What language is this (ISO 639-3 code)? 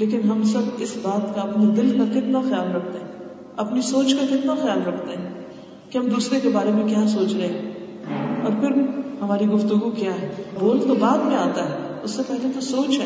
urd